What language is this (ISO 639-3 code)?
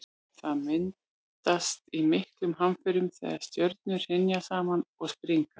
isl